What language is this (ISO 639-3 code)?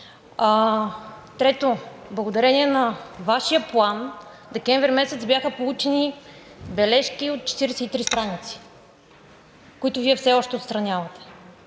bul